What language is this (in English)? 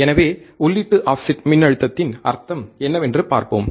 Tamil